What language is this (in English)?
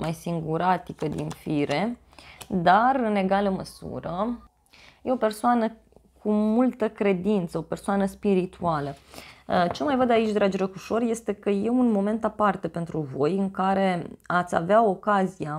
Romanian